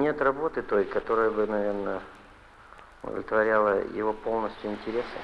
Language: Russian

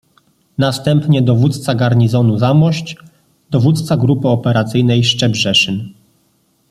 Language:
Polish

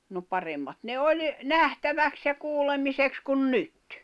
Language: Finnish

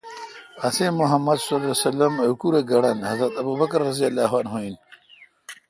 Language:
Kalkoti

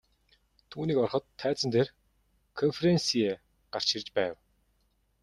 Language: Mongolian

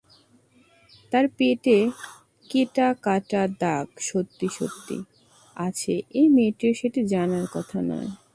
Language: Bangla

